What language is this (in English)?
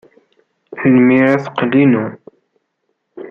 Kabyle